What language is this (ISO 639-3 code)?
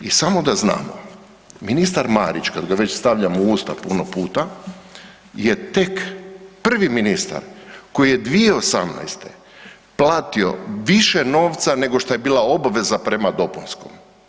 hrv